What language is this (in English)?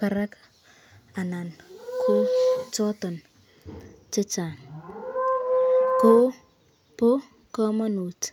Kalenjin